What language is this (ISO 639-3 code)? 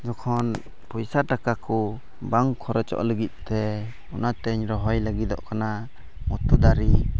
sat